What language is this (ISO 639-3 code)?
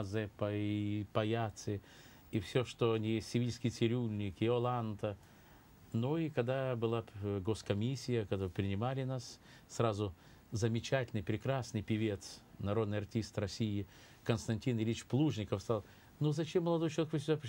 rus